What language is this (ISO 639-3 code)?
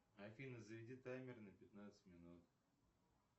rus